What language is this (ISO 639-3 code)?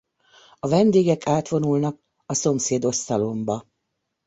hun